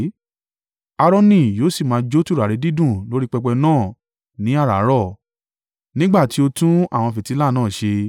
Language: Yoruba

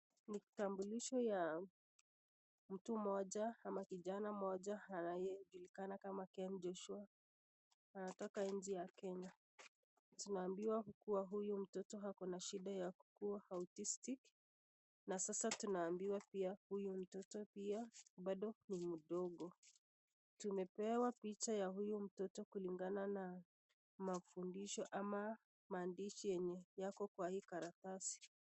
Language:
Swahili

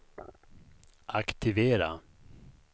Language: Swedish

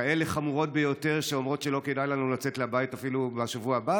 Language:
Hebrew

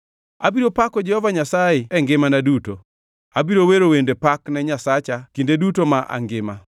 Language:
Luo (Kenya and Tanzania)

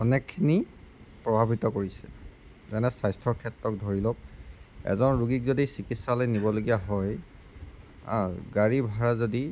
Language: Assamese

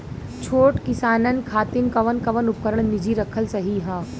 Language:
Bhojpuri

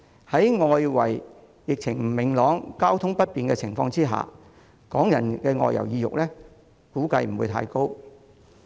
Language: Cantonese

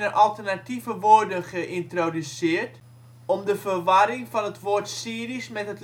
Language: Dutch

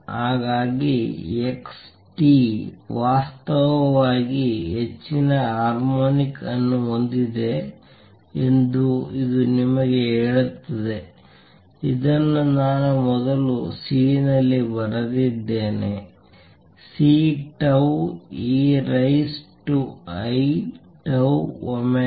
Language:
Kannada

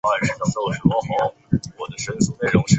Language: Chinese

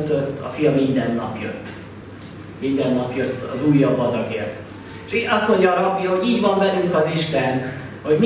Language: Hungarian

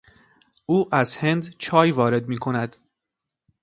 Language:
Persian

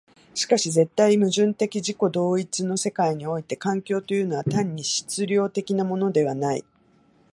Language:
Japanese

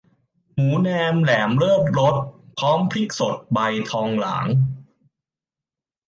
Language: Thai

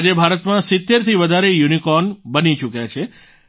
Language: Gujarati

